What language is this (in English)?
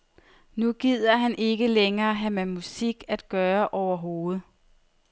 Danish